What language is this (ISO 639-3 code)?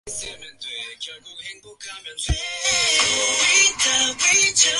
jpn